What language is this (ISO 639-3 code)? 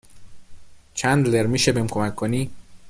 fas